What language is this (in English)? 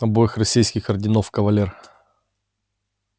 Russian